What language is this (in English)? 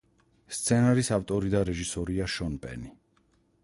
Georgian